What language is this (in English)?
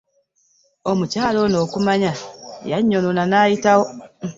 Ganda